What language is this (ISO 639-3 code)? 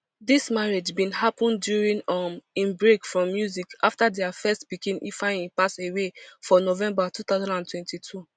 pcm